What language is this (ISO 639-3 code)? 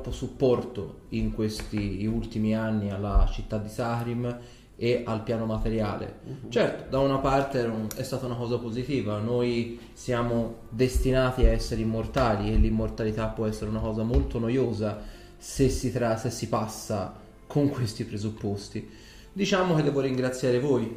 ita